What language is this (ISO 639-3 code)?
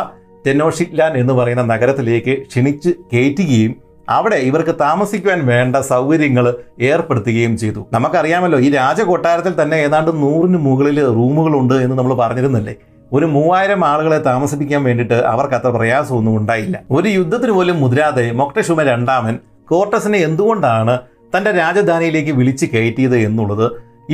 mal